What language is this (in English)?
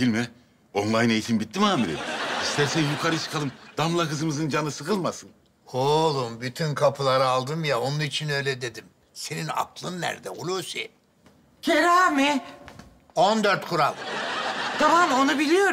Turkish